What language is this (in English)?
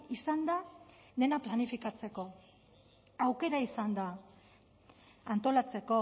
Basque